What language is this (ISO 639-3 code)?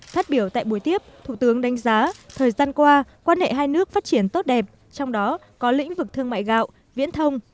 vie